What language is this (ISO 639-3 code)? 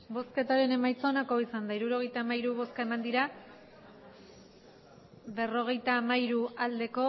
eus